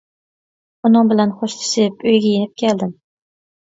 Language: Uyghur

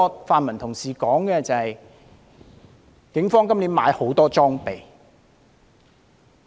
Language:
Cantonese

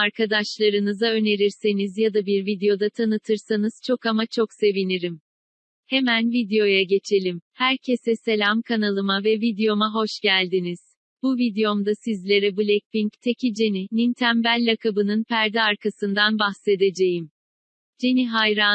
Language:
Turkish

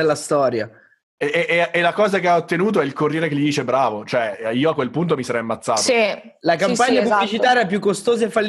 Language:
Italian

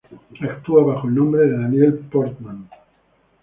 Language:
Spanish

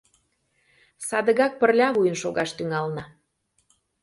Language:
Mari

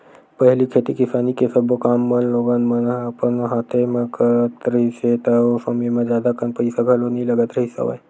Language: Chhattisgarhi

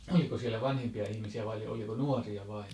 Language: Finnish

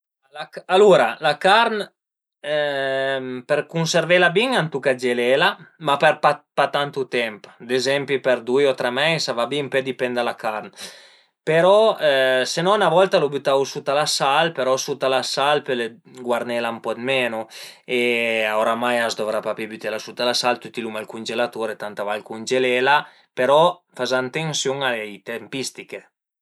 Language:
Piedmontese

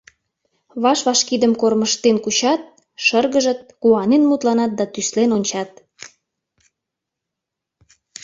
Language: Mari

